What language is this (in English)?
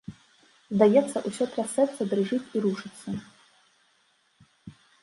Belarusian